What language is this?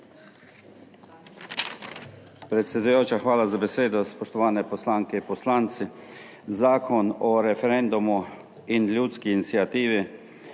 Slovenian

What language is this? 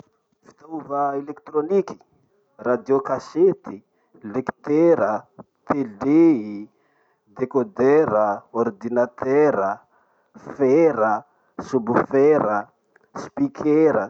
Masikoro Malagasy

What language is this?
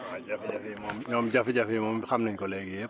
Wolof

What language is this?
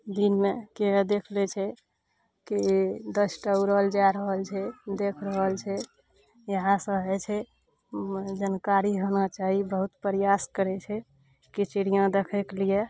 Maithili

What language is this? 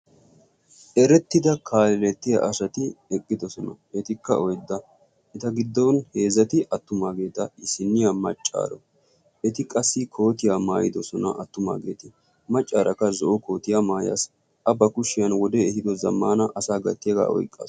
Wolaytta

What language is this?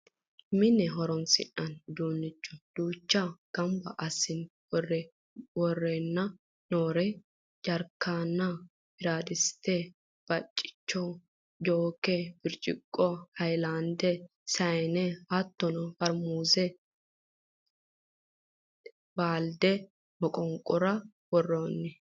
Sidamo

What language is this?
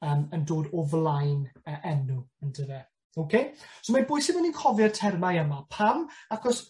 Welsh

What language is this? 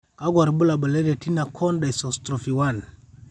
Masai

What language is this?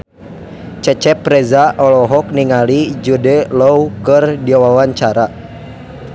Sundanese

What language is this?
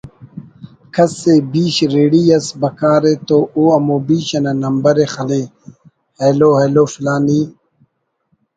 Brahui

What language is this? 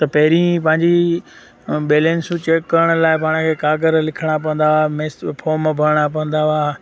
Sindhi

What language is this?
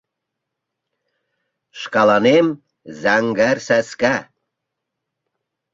Mari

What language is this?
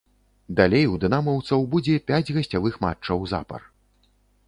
Belarusian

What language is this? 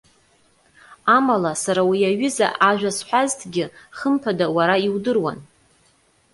Abkhazian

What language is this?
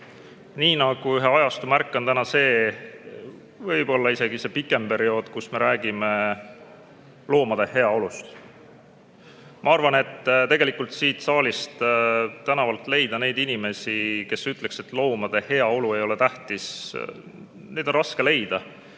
Estonian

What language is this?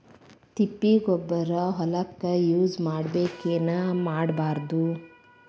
Kannada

